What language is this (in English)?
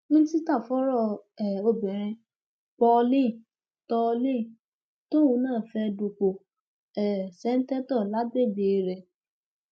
Yoruba